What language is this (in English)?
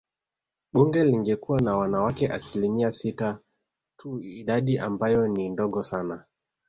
Swahili